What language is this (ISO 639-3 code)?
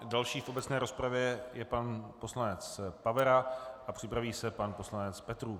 ces